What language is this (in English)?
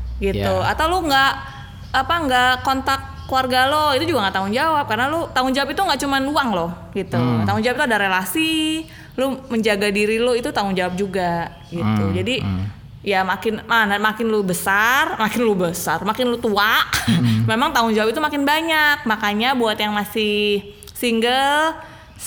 Indonesian